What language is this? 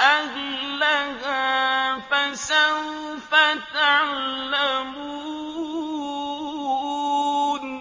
Arabic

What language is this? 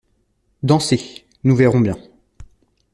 French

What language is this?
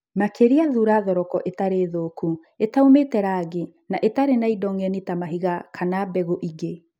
Kikuyu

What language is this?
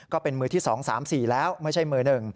Thai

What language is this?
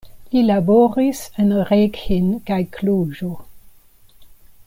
Esperanto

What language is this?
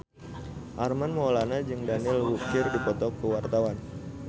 Sundanese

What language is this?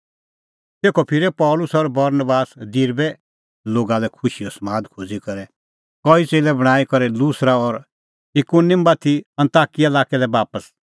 Kullu Pahari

